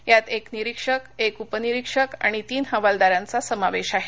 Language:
Marathi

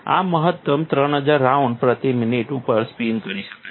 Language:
Gujarati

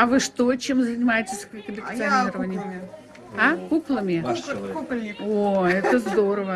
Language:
Russian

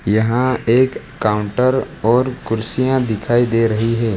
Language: Hindi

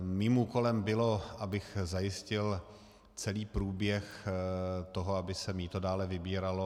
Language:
Czech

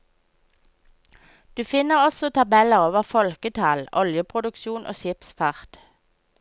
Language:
Norwegian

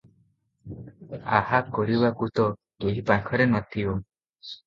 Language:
Odia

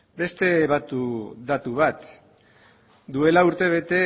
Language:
Basque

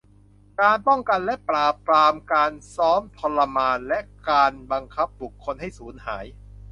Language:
Thai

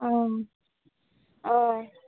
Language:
Assamese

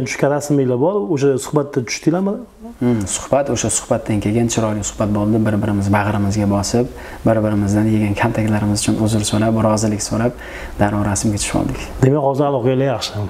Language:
Turkish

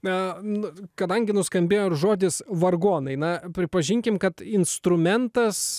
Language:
Lithuanian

